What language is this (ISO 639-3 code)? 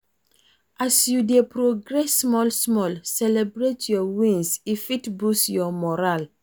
pcm